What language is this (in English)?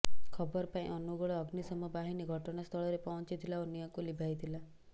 Odia